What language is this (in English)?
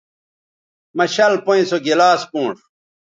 Bateri